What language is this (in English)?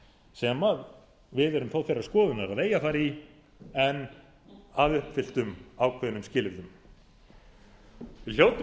Icelandic